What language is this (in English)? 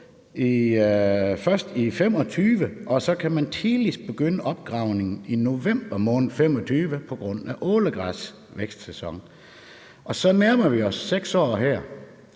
Danish